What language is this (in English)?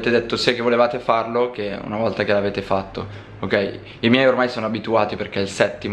Italian